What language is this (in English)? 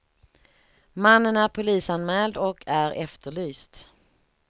Swedish